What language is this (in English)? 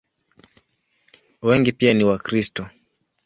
Swahili